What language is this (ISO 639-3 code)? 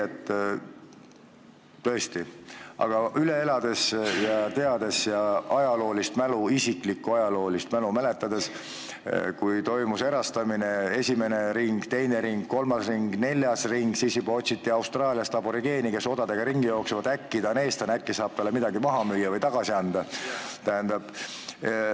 est